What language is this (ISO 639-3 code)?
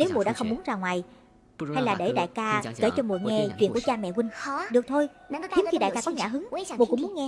vie